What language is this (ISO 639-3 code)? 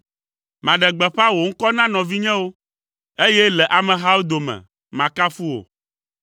ewe